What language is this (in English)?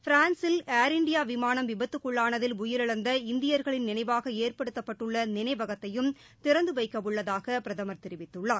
Tamil